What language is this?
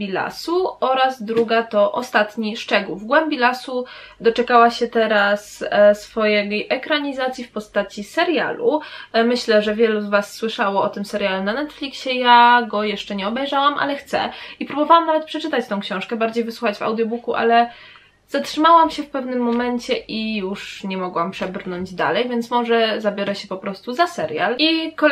Polish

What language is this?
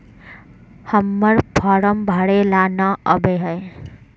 Magahi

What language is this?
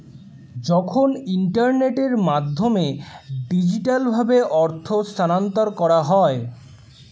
Bangla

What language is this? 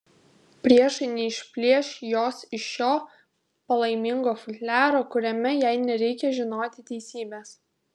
Lithuanian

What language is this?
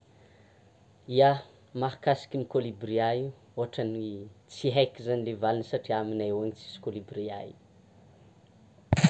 Tsimihety Malagasy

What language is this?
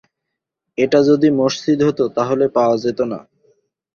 Bangla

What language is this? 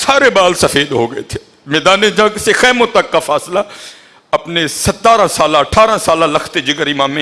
Urdu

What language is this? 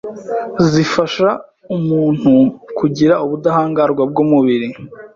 Kinyarwanda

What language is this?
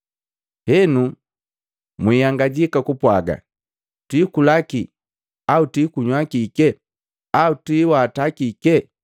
Matengo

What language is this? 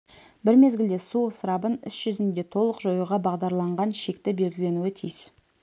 Kazakh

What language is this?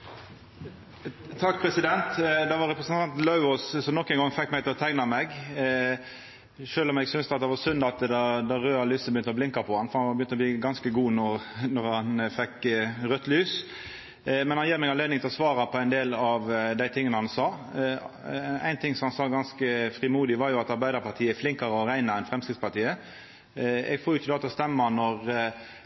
Norwegian Nynorsk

